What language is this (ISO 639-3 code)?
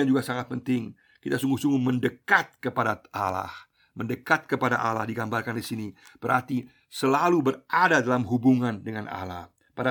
ind